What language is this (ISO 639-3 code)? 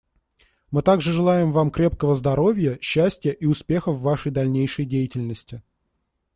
rus